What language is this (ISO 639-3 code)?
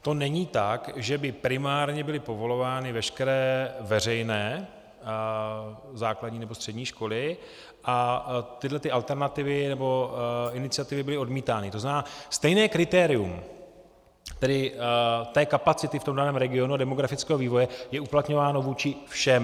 ces